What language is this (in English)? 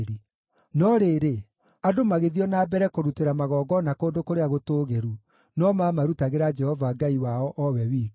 Kikuyu